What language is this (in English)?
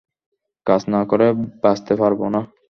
Bangla